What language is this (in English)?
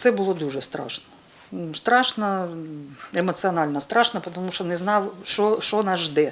Ukrainian